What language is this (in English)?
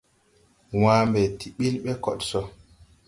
Tupuri